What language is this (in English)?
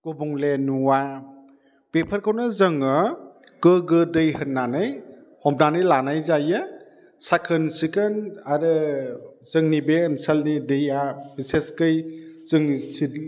Bodo